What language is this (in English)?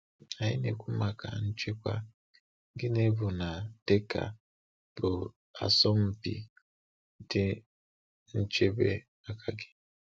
Igbo